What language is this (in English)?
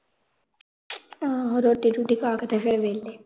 Punjabi